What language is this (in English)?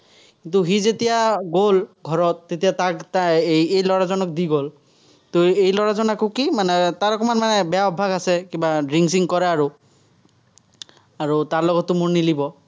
Assamese